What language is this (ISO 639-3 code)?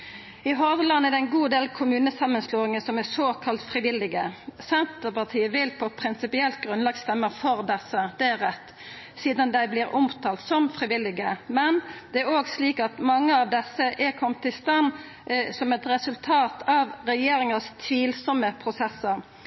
nno